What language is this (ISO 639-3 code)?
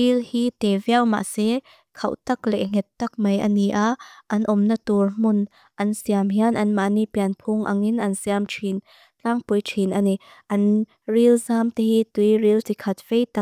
lus